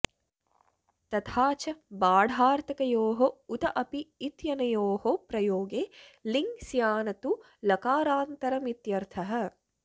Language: Sanskrit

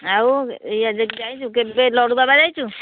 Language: Odia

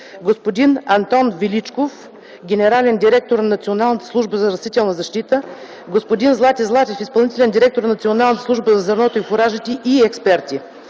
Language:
Bulgarian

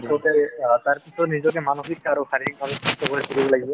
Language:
Assamese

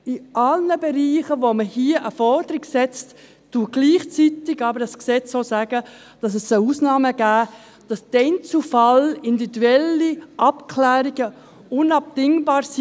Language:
Swiss German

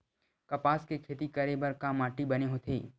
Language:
Chhattisgarhi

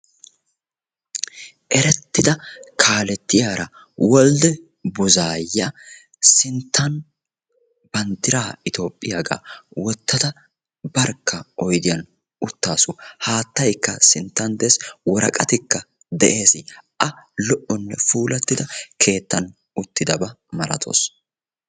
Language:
Wolaytta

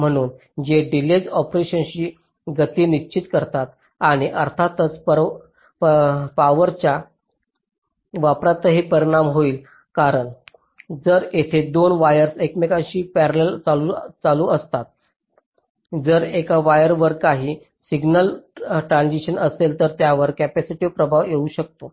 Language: Marathi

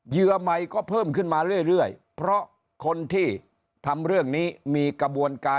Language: Thai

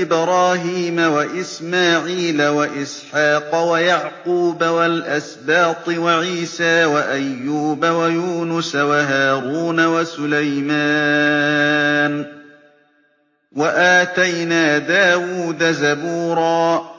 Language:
Arabic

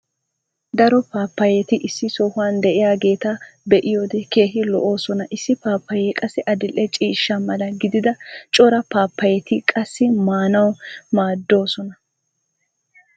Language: Wolaytta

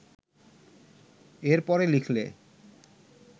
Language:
Bangla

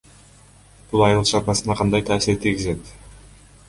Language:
Kyrgyz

